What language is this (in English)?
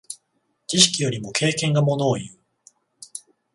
Japanese